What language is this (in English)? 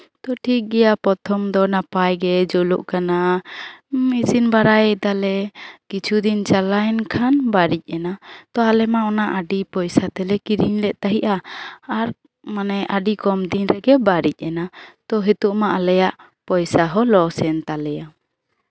Santali